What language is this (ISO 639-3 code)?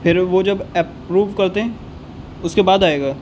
urd